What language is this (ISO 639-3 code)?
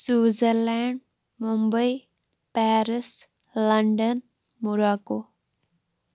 kas